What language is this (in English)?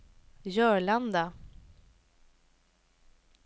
Swedish